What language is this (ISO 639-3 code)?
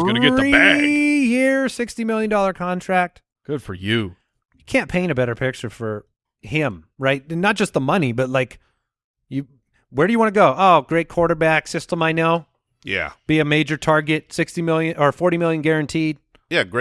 eng